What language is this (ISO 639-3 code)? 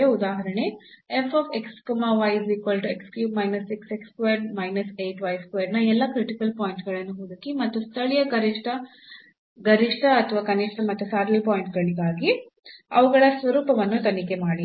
kan